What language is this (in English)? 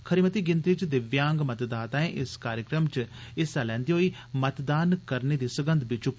Dogri